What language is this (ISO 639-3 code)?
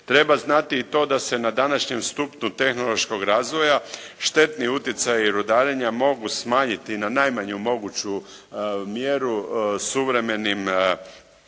hrv